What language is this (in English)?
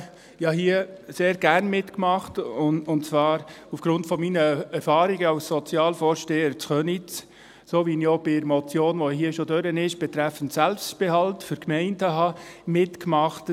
Swiss German